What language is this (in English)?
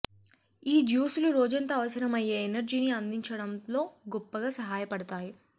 Telugu